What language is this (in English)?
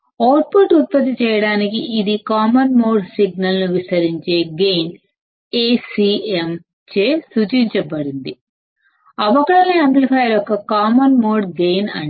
Telugu